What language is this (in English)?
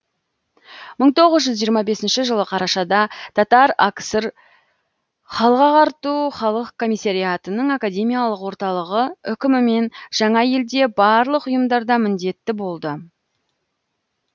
Kazakh